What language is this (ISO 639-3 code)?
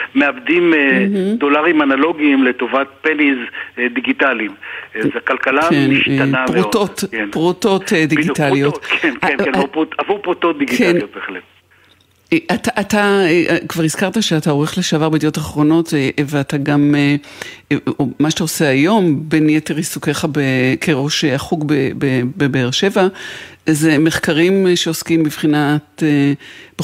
heb